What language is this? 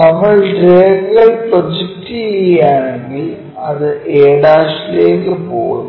Malayalam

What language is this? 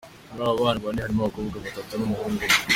Kinyarwanda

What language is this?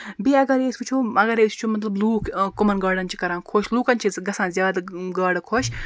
Kashmiri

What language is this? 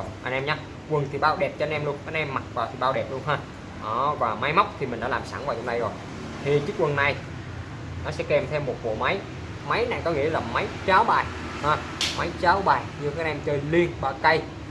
Vietnamese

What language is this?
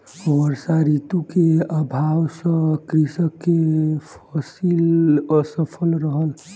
Maithili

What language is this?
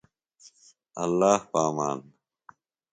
Phalura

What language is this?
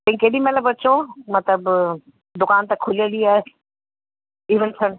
Sindhi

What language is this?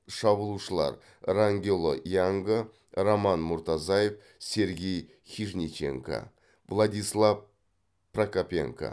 Kazakh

